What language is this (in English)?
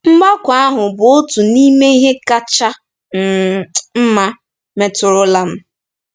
Igbo